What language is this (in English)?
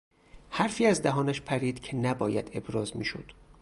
Persian